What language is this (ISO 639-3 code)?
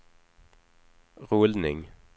swe